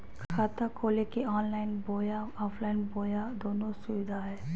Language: Magahi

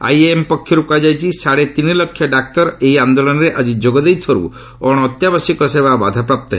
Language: Odia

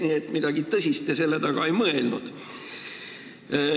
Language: Estonian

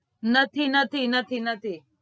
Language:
Gujarati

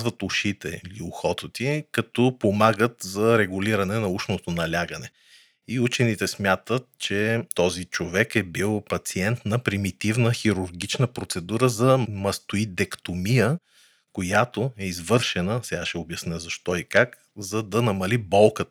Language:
Bulgarian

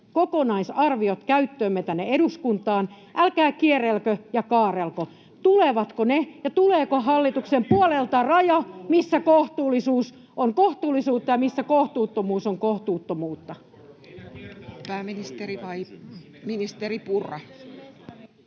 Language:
Finnish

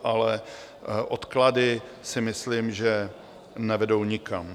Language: Czech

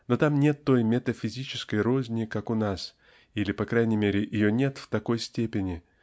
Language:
Russian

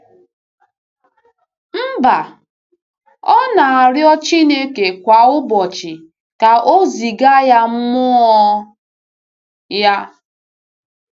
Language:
Igbo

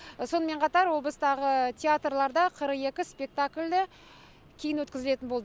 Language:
Kazakh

